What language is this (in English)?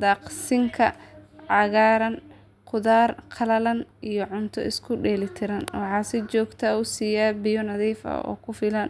Somali